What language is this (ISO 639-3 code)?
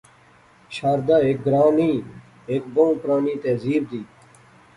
phr